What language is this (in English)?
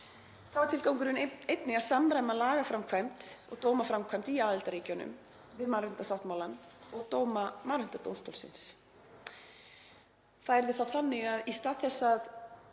Icelandic